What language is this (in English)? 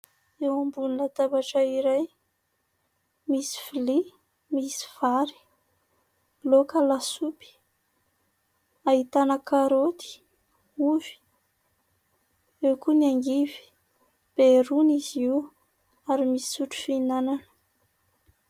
Malagasy